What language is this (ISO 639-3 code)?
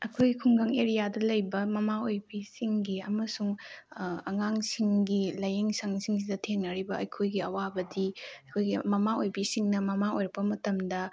mni